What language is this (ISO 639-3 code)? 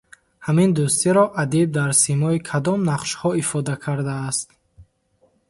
tgk